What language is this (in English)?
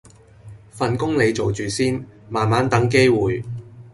Cantonese